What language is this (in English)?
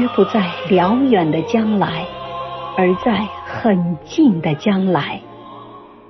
Chinese